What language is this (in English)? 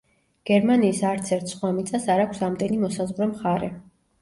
Georgian